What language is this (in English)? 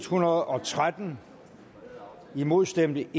Danish